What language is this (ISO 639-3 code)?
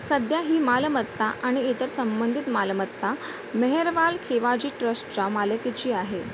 mar